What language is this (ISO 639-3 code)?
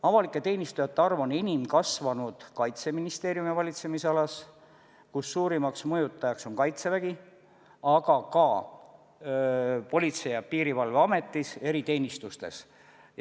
est